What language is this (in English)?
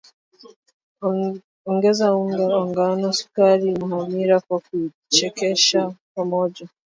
Swahili